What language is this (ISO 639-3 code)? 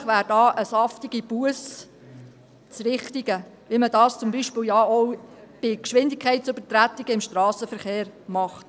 gsw